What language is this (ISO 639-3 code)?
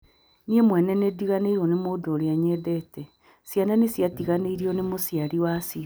kik